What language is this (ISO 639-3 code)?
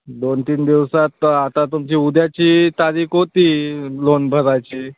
mar